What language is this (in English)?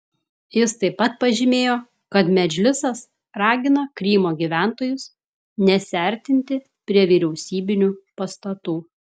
Lithuanian